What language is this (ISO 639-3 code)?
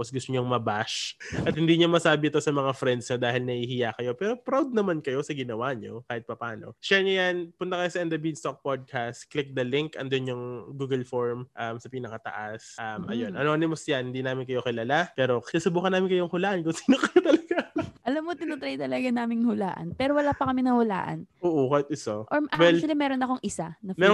fil